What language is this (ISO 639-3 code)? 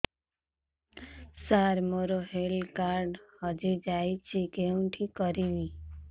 ori